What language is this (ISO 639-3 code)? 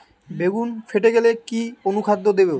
ben